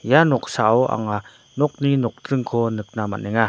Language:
Garo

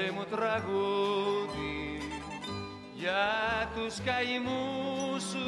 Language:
Greek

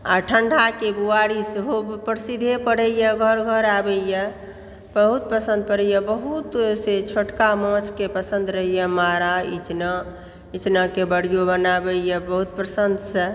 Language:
Maithili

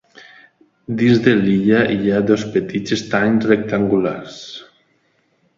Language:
Catalan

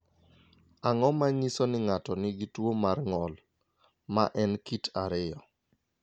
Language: Luo (Kenya and Tanzania)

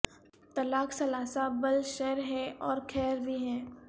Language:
Urdu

